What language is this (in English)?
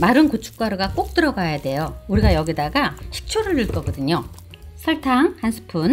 Korean